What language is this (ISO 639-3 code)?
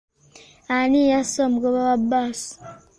lug